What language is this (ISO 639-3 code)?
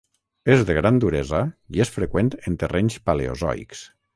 cat